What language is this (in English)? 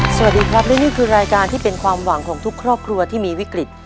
Thai